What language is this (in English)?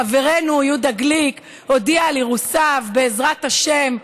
Hebrew